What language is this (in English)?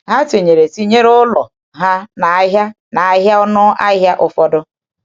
Igbo